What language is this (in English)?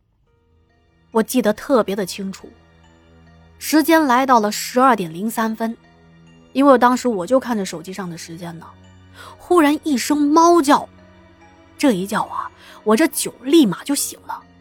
Chinese